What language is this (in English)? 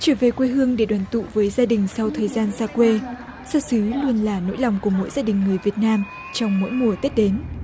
Vietnamese